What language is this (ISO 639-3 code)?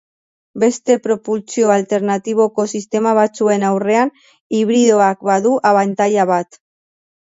eus